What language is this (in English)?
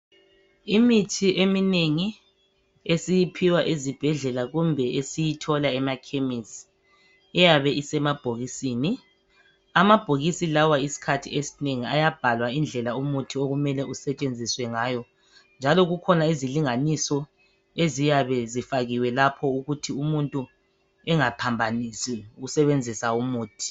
North Ndebele